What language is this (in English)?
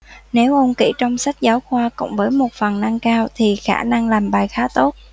Vietnamese